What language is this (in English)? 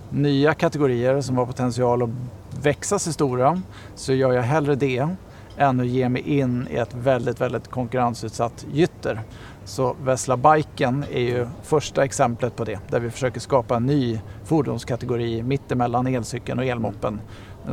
Swedish